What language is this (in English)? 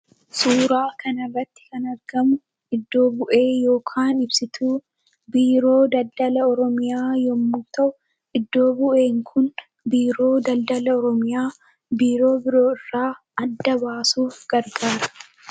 Oromo